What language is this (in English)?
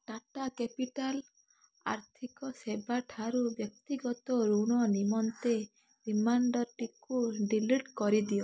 Odia